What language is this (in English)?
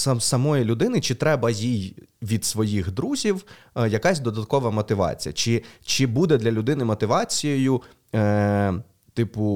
Ukrainian